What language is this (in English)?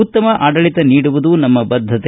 Kannada